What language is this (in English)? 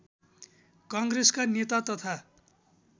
Nepali